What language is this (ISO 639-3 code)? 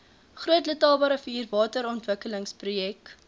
afr